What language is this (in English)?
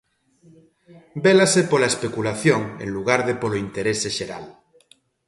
Galician